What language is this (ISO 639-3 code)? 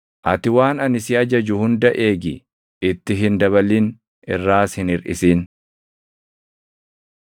orm